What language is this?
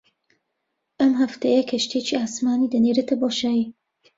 Central Kurdish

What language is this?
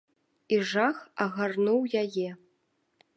Belarusian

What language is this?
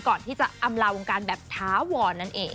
Thai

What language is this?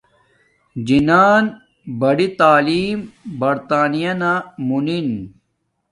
Domaaki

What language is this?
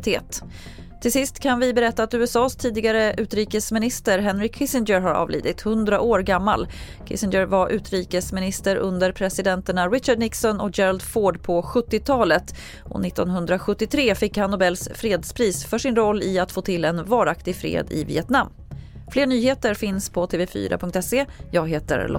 Swedish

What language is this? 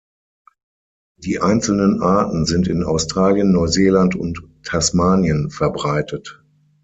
German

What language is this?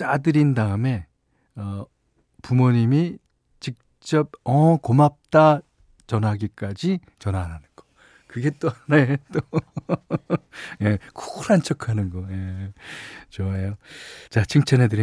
Korean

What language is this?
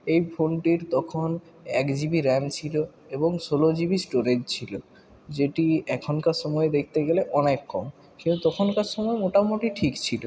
Bangla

